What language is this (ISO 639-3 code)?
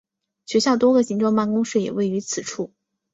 zho